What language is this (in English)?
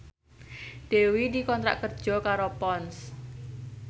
Javanese